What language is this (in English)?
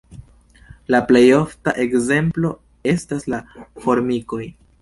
Esperanto